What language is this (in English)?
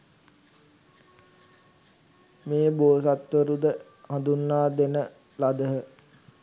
Sinhala